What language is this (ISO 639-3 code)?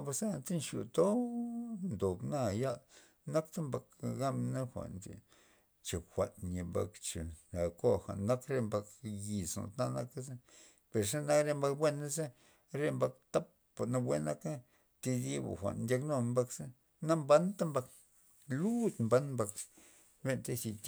ztp